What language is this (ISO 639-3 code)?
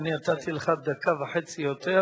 heb